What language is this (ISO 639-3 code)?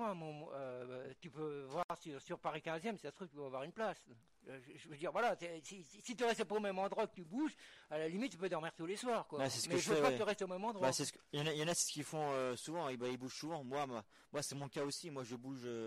fra